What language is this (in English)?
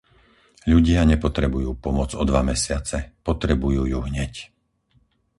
Slovak